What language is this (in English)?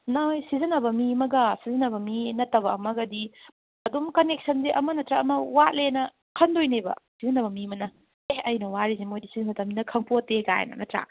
Manipuri